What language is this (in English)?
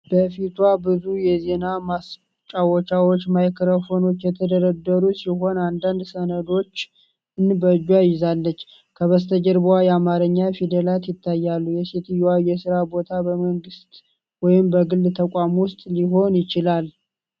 Amharic